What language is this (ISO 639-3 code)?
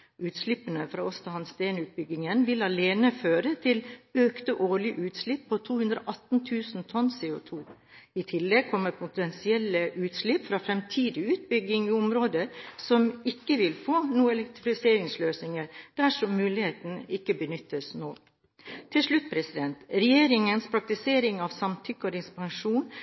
nob